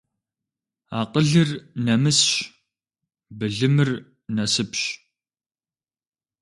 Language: Kabardian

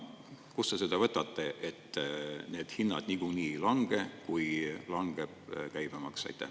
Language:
Estonian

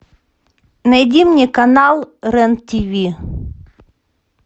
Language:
Russian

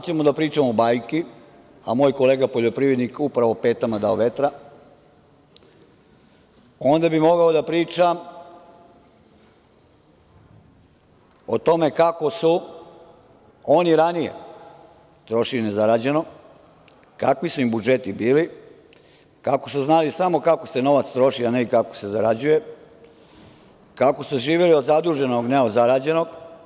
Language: Serbian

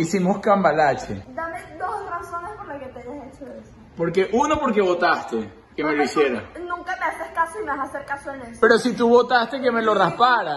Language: Spanish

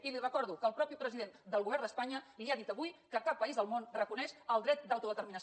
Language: Catalan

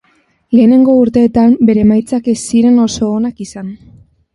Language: Basque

